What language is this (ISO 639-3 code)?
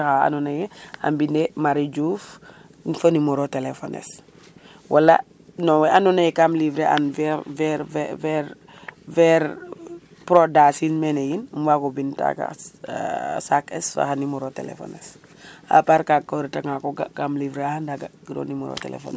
srr